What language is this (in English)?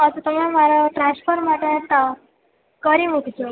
Gujarati